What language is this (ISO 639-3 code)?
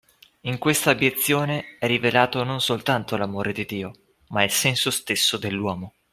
ita